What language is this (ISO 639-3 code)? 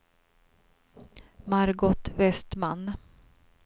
swe